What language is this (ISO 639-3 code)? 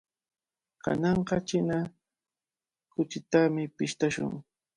qvl